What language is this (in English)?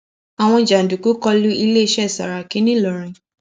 Yoruba